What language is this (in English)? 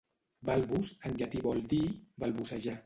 Catalan